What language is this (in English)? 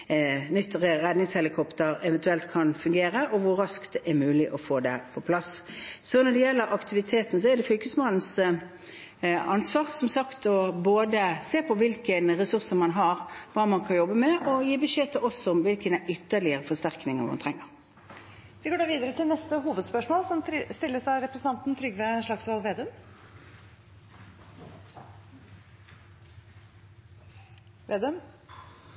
Norwegian Bokmål